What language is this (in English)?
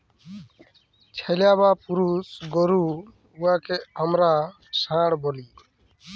Bangla